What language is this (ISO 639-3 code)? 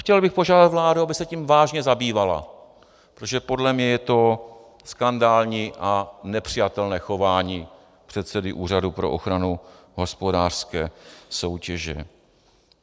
ces